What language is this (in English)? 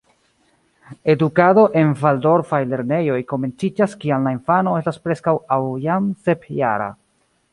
Esperanto